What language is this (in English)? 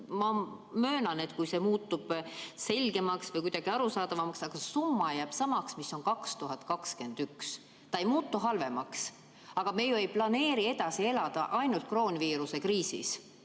Estonian